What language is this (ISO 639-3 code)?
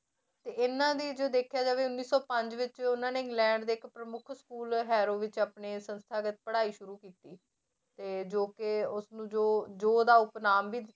pan